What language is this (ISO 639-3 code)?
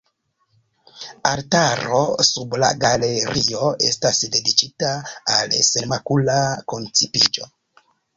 epo